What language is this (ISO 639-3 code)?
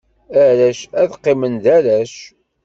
kab